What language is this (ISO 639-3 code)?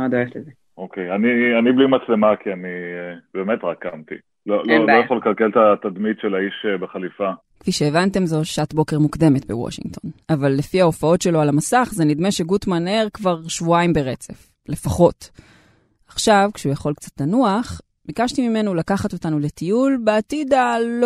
heb